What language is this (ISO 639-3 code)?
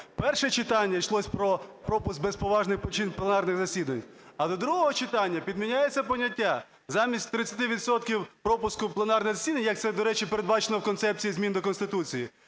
ukr